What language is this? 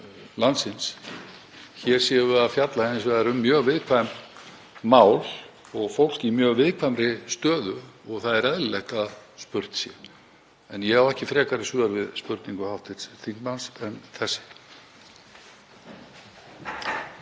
Icelandic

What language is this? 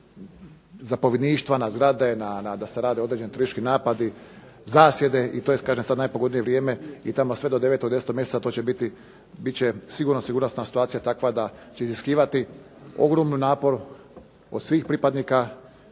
Croatian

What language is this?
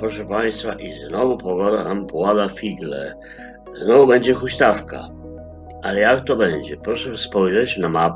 Polish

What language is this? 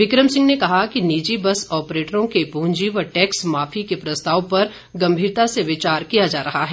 Hindi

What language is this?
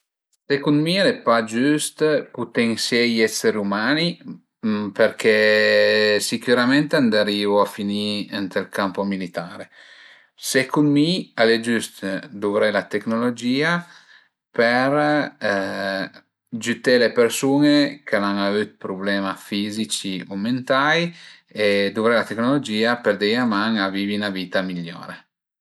Piedmontese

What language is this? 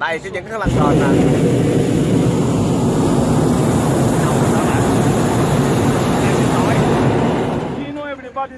Vietnamese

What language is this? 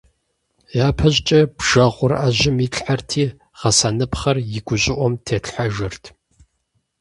Kabardian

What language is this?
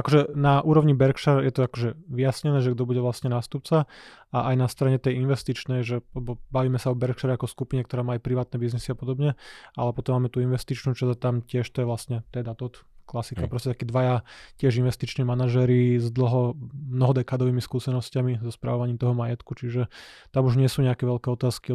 Slovak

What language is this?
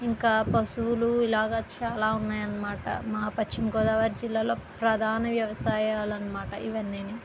Telugu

